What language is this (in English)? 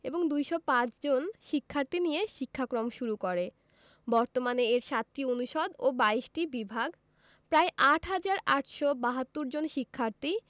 Bangla